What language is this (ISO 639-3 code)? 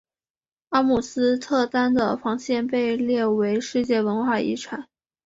zho